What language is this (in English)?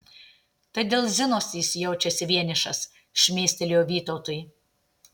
Lithuanian